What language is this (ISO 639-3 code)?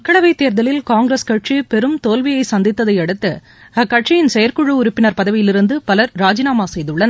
tam